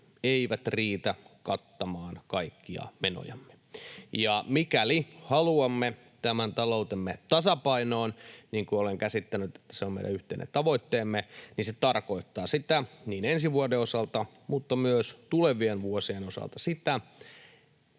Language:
Finnish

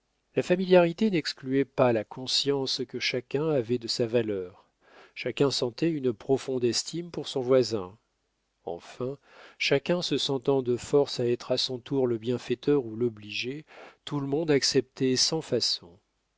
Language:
French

